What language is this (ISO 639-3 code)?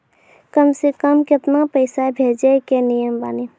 mai